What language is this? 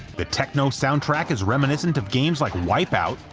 English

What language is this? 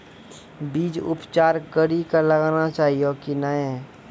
Maithili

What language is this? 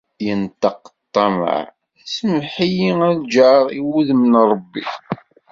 Kabyle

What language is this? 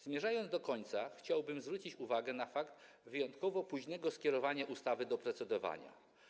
Polish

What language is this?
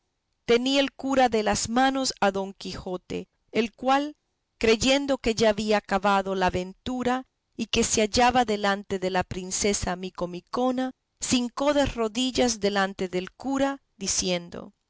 Spanish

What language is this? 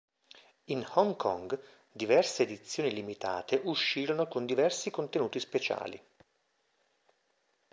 Italian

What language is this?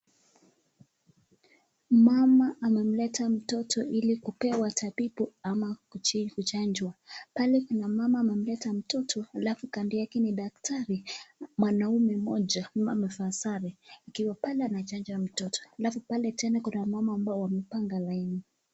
Swahili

